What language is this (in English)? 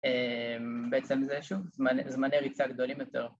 Hebrew